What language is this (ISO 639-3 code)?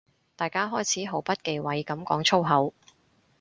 yue